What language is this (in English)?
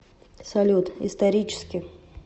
Russian